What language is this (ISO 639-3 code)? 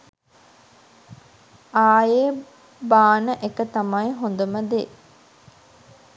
sin